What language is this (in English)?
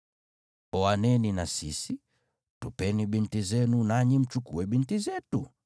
Swahili